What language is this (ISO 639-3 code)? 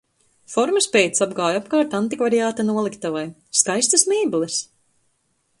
lav